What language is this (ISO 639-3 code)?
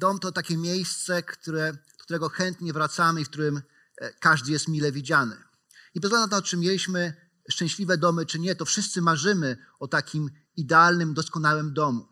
pol